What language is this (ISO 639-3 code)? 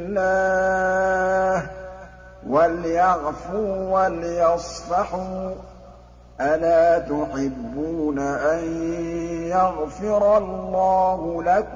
ara